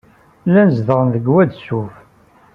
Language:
Kabyle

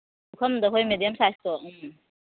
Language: Manipuri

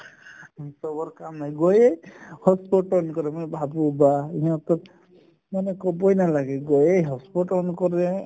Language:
Assamese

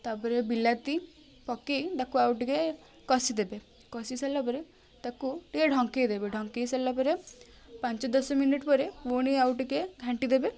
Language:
Odia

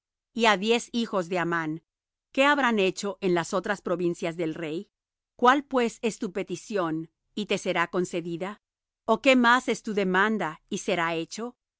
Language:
Spanish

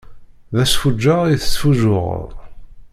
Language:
Kabyle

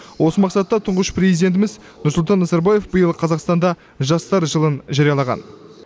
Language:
Kazakh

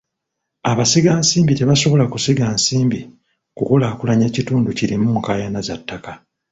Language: Ganda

